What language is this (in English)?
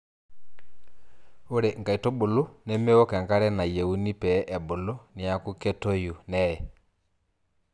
Masai